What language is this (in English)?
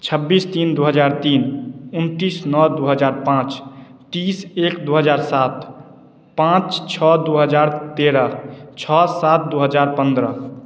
Maithili